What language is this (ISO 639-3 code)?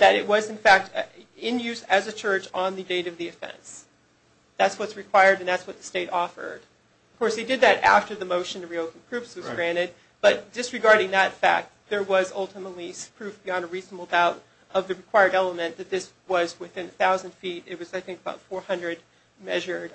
eng